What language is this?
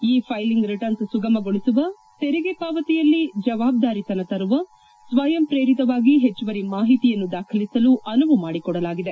Kannada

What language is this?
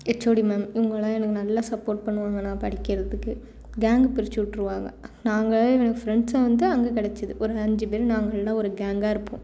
Tamil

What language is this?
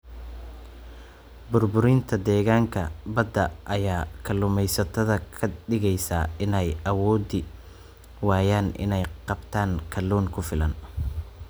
Somali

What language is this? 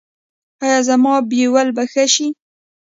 Pashto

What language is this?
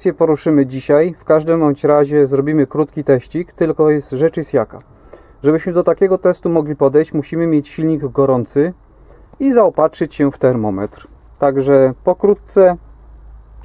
Polish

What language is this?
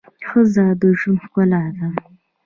Pashto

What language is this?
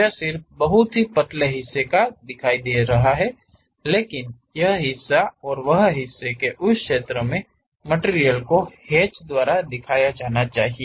Hindi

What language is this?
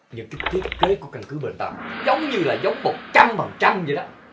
Vietnamese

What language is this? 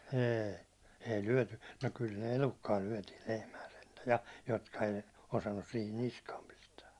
Finnish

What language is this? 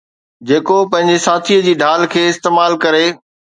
Sindhi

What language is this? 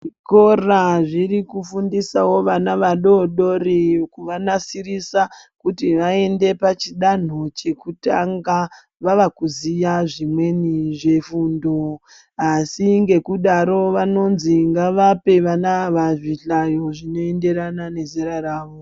Ndau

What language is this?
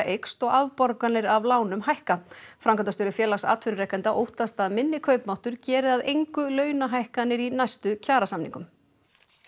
Icelandic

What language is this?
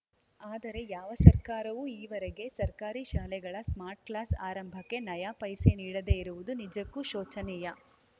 Kannada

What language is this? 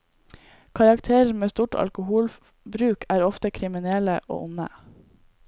Norwegian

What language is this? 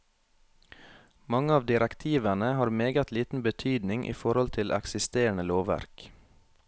Norwegian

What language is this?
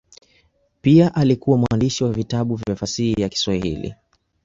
Swahili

